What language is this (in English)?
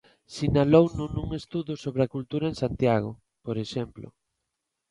Galician